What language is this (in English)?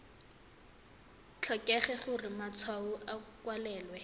Tswana